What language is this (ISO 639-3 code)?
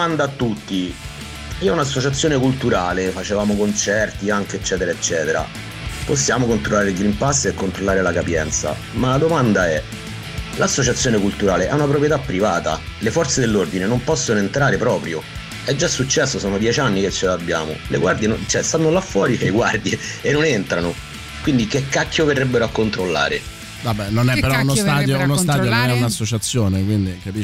ita